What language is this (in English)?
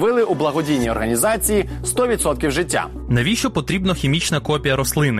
Ukrainian